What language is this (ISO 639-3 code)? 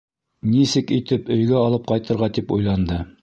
bak